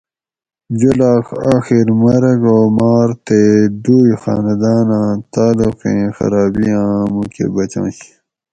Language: Gawri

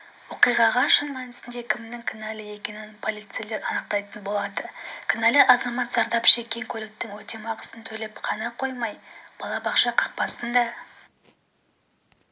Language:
Kazakh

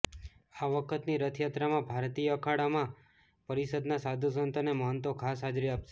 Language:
Gujarati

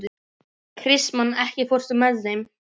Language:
Icelandic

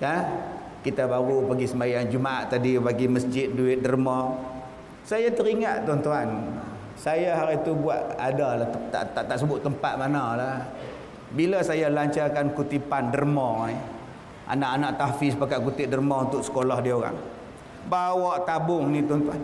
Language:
Malay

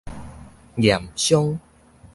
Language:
Min Nan Chinese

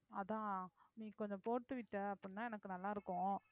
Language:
Tamil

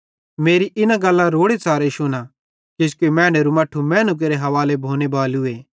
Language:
Bhadrawahi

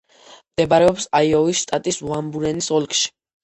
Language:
Georgian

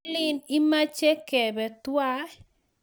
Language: Kalenjin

